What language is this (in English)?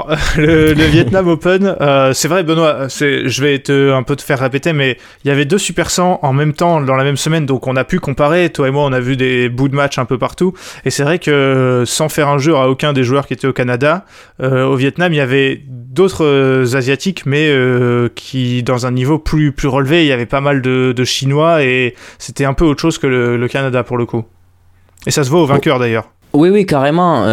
French